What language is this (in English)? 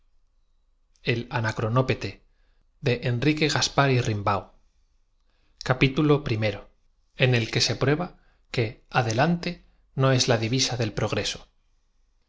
Spanish